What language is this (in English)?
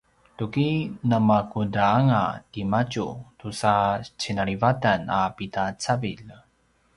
Paiwan